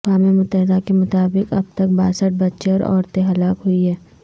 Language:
Urdu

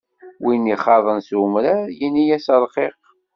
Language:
Kabyle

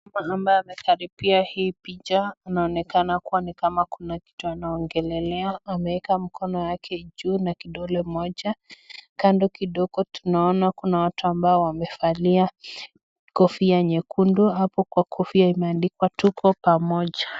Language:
Swahili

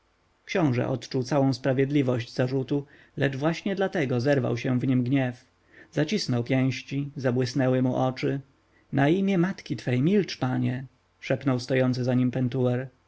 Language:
Polish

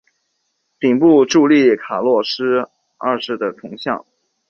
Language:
Chinese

